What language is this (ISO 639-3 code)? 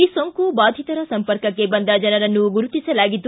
kan